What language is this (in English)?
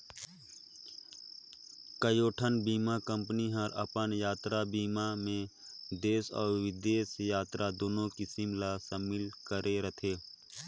Chhattisgarhi